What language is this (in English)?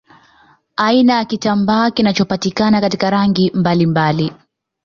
Swahili